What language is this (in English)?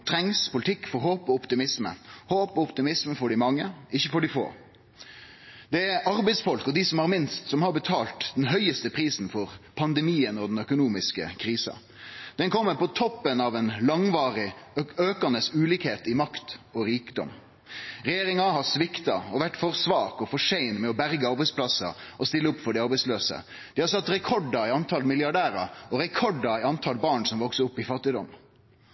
Norwegian Nynorsk